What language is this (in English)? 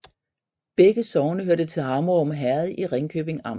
Danish